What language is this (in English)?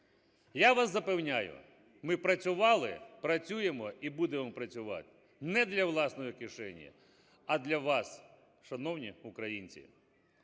Ukrainian